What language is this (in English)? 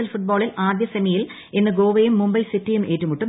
Malayalam